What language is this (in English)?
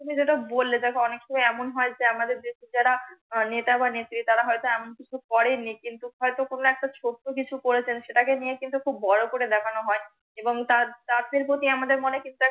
Bangla